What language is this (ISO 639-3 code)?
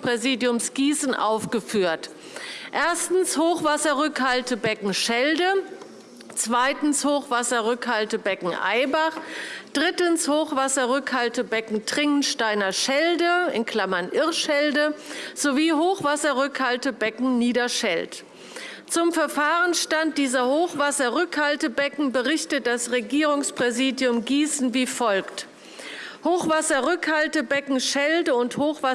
deu